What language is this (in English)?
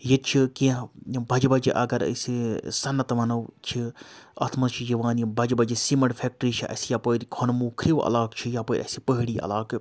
Kashmiri